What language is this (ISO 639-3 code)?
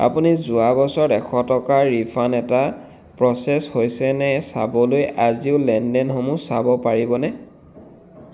asm